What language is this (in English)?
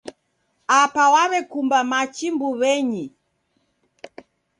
Taita